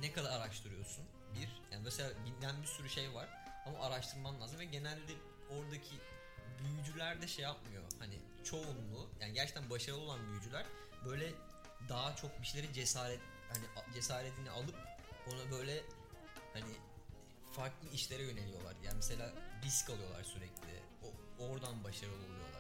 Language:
Turkish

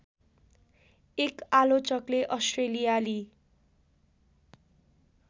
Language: Nepali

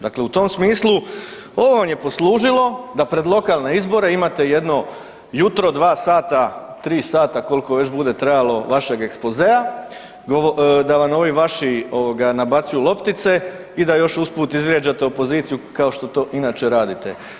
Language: Croatian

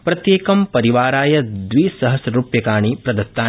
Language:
Sanskrit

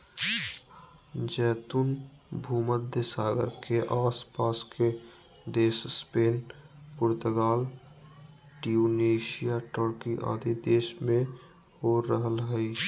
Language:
Magahi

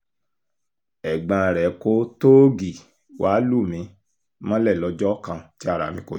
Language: Yoruba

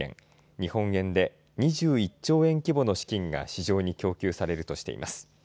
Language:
Japanese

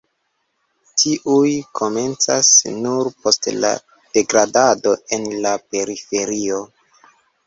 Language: Esperanto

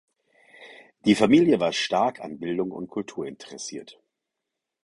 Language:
German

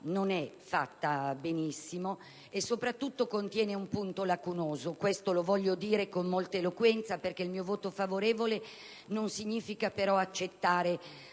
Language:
Italian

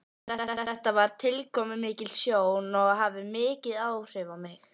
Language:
Icelandic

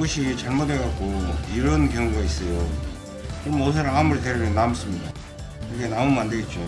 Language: Korean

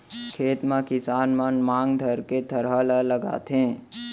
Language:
Chhattisgarhi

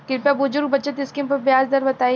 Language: Bhojpuri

